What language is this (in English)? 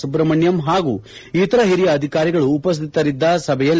Kannada